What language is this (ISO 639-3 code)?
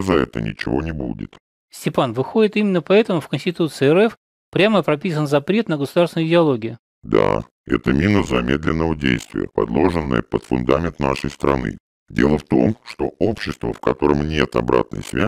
rus